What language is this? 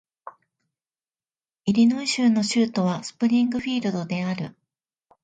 Japanese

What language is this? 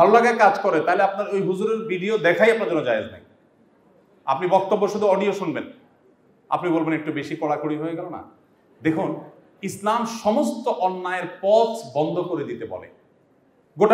Bangla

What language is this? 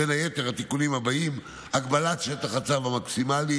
Hebrew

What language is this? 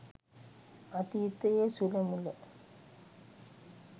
Sinhala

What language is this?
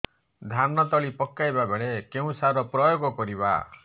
Odia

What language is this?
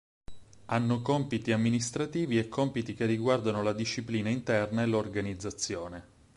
Italian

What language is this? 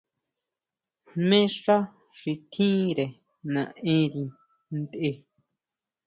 Huautla Mazatec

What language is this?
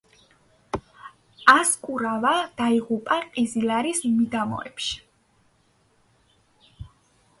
Georgian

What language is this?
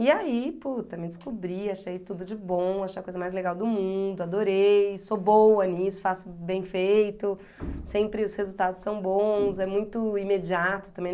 Portuguese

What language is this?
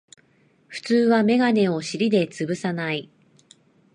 Japanese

